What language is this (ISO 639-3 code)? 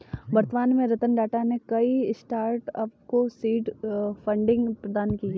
hin